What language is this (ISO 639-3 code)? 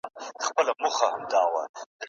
pus